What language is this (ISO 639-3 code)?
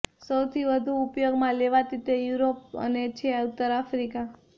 guj